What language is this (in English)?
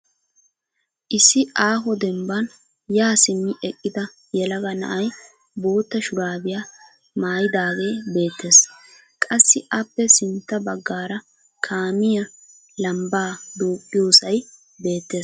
Wolaytta